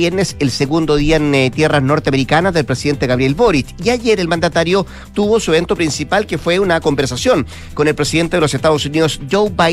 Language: Spanish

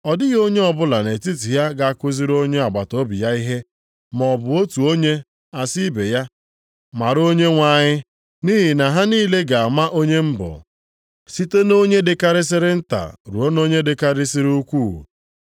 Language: Igbo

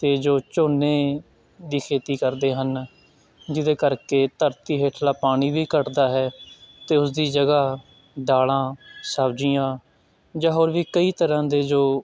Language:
Punjabi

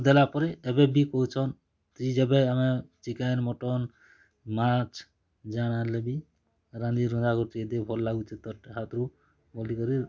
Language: Odia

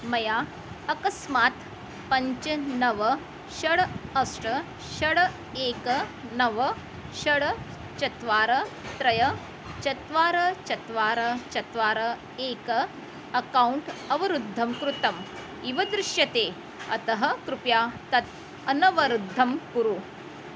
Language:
Sanskrit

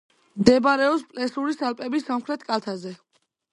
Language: Georgian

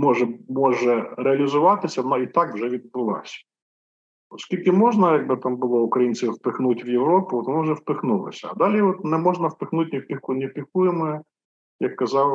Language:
Ukrainian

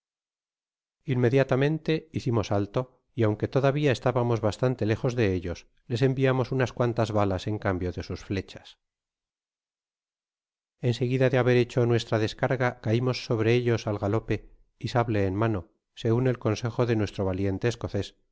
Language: Spanish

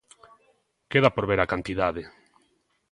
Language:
Galician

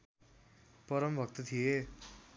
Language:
Nepali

